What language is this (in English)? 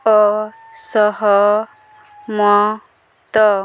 Odia